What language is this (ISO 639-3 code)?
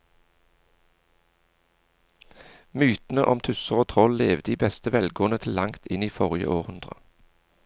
nor